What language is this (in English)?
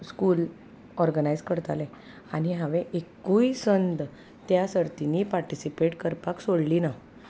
Konkani